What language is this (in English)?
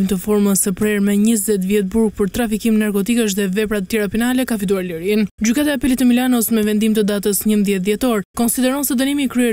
Romanian